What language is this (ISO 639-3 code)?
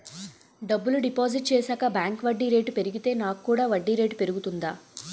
tel